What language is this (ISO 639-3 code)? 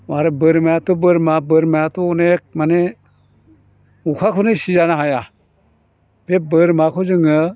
brx